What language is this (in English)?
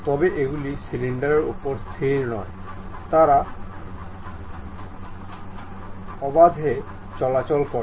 Bangla